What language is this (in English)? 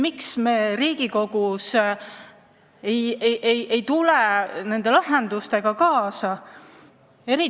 Estonian